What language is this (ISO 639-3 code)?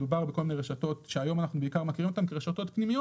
heb